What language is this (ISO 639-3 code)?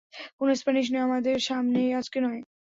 ben